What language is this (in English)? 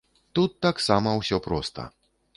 Belarusian